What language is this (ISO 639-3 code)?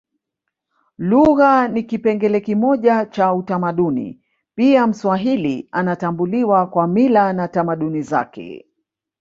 swa